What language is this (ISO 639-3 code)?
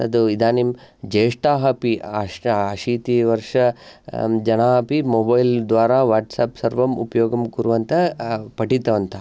san